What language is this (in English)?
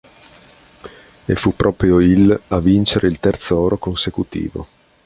Italian